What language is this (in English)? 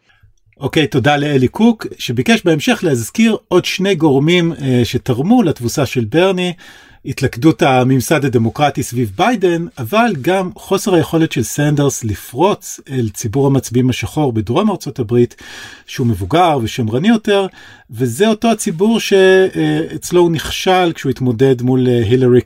Hebrew